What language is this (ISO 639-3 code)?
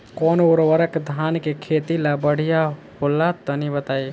bho